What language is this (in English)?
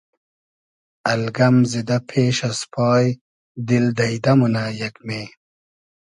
Hazaragi